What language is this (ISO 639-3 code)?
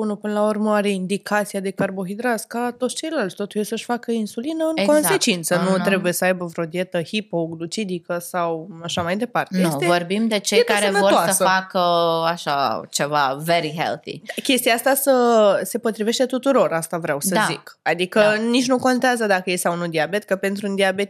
ron